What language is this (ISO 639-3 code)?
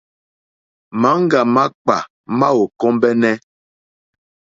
bri